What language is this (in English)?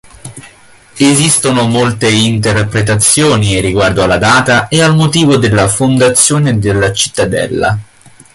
Italian